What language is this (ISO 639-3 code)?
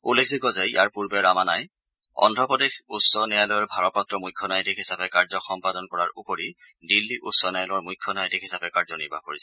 asm